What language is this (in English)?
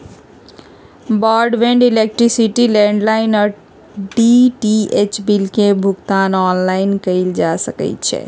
Magahi